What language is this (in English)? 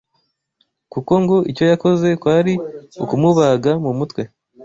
Kinyarwanda